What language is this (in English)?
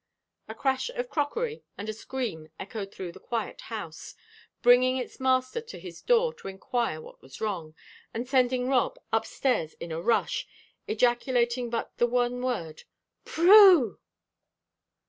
English